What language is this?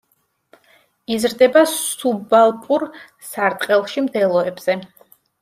Georgian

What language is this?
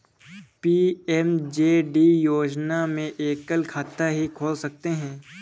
Hindi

